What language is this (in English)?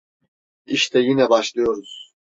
Turkish